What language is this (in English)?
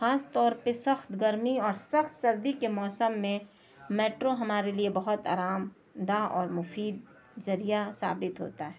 Urdu